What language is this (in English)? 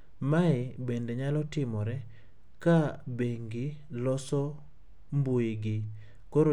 Luo (Kenya and Tanzania)